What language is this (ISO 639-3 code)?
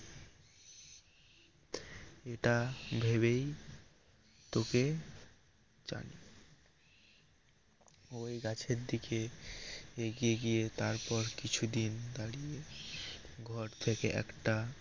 ben